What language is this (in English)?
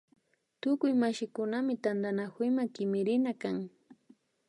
Imbabura Highland Quichua